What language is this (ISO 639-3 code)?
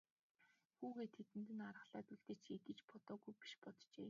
mon